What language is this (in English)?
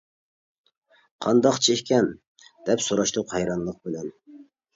Uyghur